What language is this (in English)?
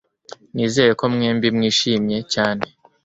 Kinyarwanda